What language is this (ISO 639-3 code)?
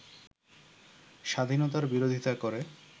ben